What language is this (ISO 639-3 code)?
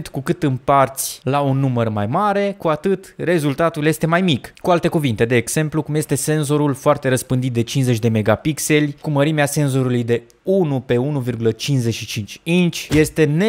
ron